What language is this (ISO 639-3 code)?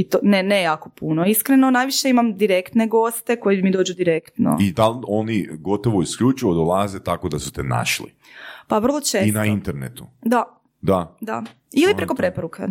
hrv